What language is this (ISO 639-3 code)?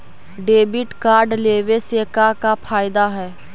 mag